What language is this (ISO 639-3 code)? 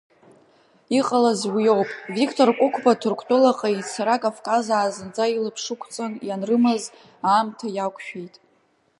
abk